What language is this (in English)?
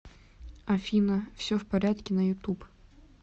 Russian